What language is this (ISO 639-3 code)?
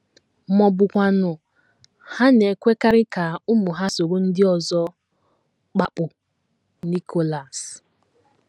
ibo